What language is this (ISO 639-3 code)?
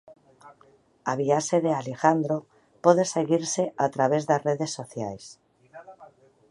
glg